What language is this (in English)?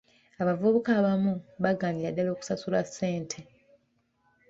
Ganda